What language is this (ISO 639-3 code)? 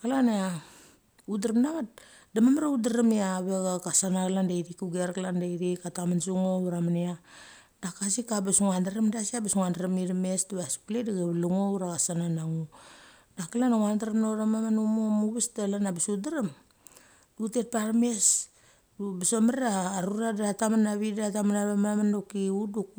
gcc